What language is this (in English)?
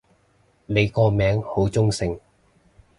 Cantonese